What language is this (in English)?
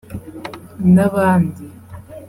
Kinyarwanda